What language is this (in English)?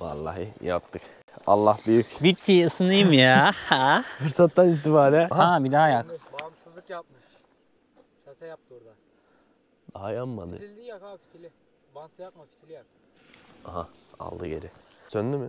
Turkish